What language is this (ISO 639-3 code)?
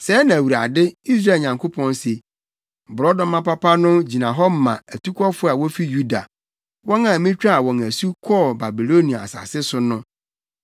aka